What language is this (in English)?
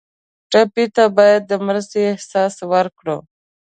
Pashto